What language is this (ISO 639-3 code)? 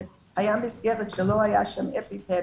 heb